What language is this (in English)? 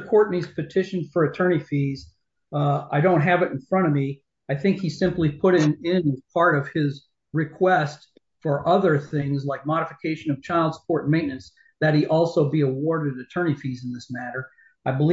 English